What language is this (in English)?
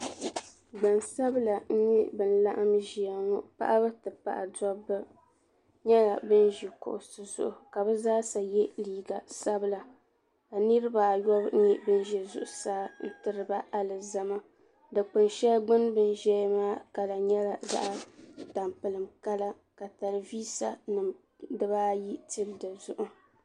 Dagbani